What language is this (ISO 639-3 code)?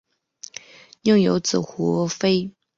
zho